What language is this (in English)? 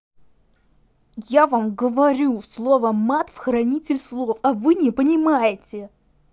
Russian